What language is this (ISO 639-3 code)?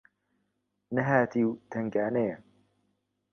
ckb